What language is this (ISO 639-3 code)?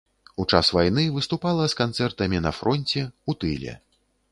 bel